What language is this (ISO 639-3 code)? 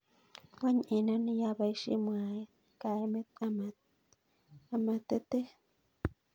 kln